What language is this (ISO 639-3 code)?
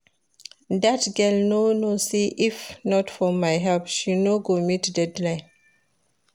pcm